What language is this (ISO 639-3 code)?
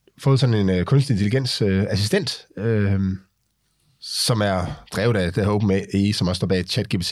dan